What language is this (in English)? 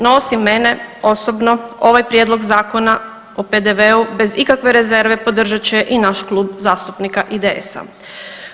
Croatian